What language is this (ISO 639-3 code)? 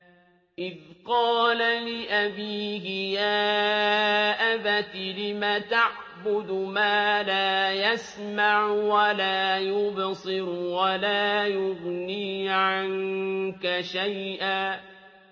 ara